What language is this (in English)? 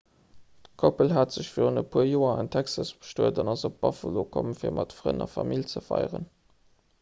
Luxembourgish